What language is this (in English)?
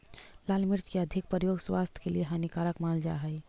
Magahi